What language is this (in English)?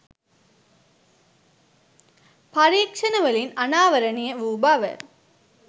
Sinhala